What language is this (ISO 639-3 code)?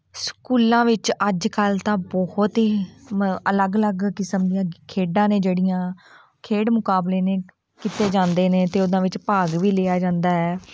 pan